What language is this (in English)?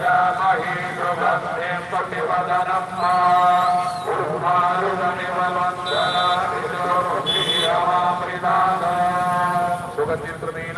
Hindi